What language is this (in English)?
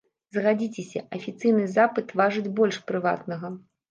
Belarusian